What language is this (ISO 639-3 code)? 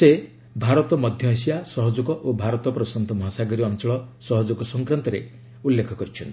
ori